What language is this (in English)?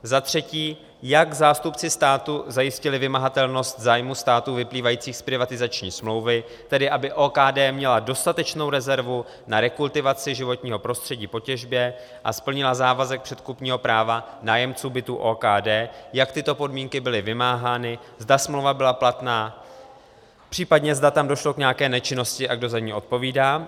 Czech